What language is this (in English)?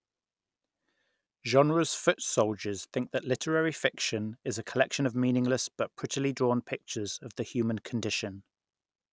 English